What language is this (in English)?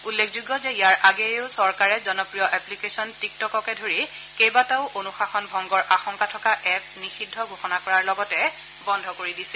Assamese